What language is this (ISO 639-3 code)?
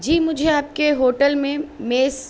urd